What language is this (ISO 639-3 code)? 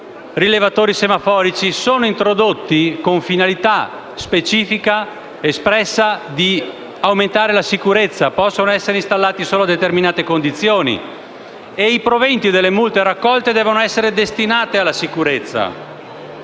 ita